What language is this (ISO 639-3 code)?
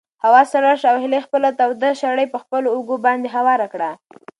pus